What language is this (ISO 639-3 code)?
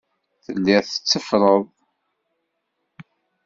kab